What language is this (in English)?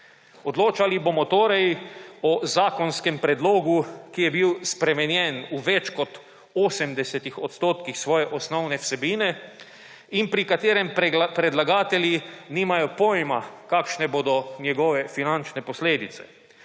Slovenian